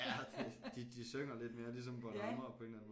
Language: Danish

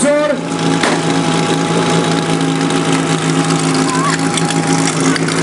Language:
Czech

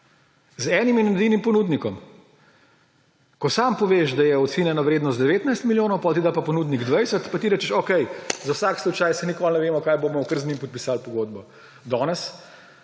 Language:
Slovenian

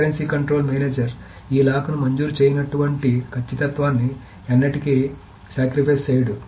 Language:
Telugu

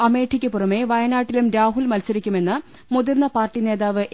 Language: Malayalam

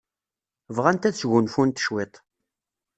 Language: Kabyle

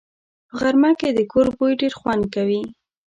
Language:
Pashto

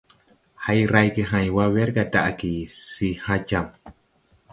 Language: Tupuri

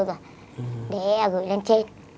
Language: Vietnamese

